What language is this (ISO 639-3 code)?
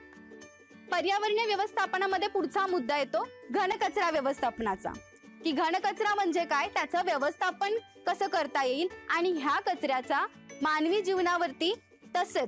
hin